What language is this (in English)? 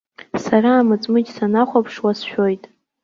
Abkhazian